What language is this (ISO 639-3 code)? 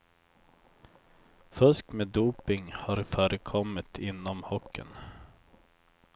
swe